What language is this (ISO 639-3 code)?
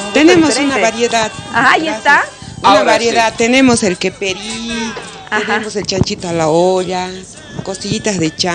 spa